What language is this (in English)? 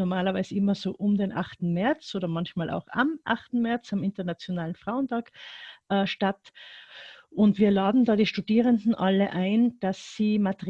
German